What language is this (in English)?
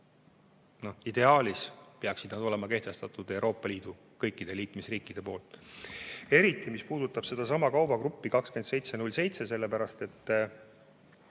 Estonian